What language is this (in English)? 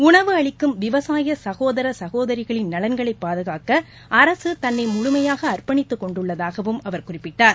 Tamil